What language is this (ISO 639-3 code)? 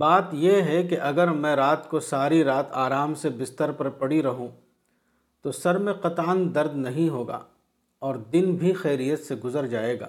urd